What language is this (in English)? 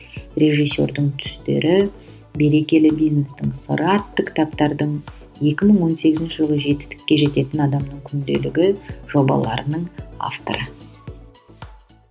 Kazakh